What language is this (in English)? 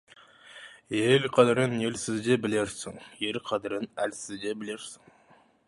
Kazakh